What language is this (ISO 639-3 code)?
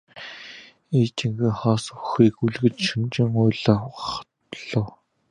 mon